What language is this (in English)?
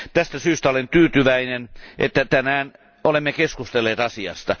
Finnish